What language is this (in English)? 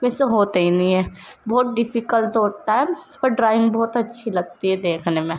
Urdu